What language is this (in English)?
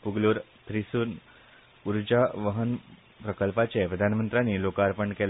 Konkani